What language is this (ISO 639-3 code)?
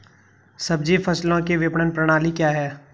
hin